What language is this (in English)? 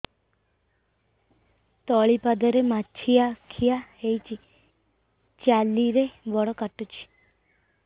Odia